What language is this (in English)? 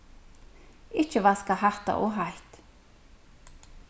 Faroese